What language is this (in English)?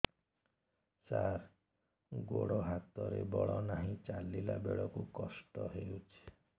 Odia